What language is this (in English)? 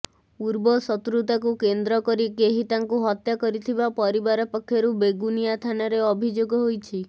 Odia